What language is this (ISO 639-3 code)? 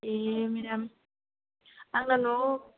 brx